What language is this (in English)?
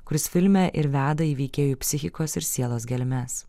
Lithuanian